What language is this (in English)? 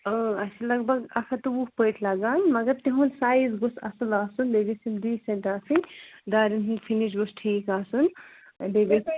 Kashmiri